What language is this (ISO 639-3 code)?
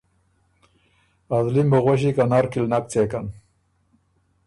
oru